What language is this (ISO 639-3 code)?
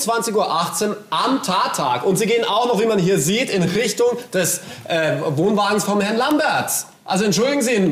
deu